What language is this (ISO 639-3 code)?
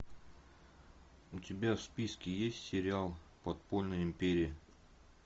rus